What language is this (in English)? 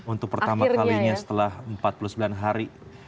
Indonesian